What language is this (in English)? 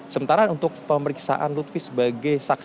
Indonesian